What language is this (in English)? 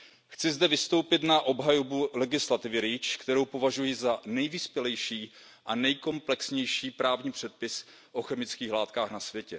Czech